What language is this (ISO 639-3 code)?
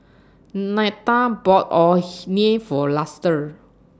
eng